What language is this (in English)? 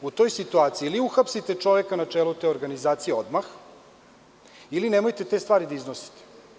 Serbian